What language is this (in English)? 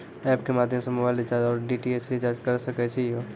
Maithili